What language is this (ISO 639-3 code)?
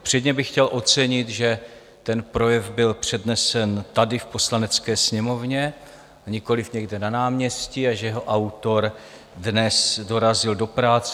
ces